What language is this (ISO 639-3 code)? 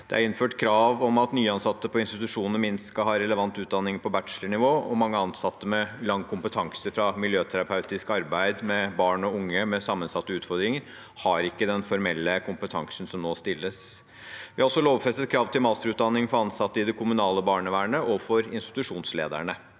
nor